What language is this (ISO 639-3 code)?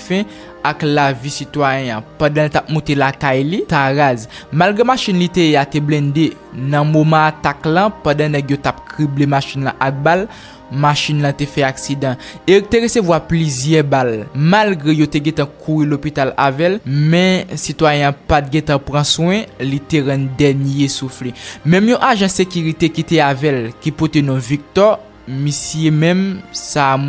hat